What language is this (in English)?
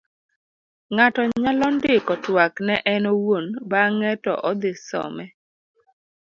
Luo (Kenya and Tanzania)